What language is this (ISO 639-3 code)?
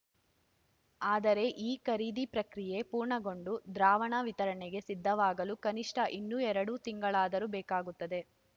kan